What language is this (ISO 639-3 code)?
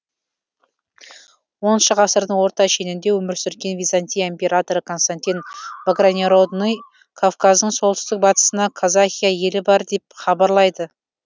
kaz